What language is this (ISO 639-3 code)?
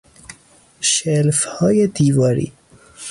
fas